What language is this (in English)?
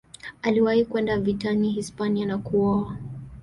Swahili